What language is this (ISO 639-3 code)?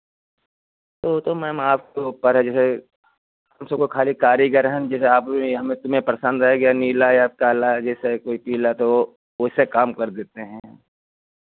hin